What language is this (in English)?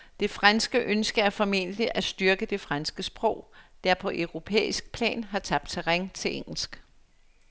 Danish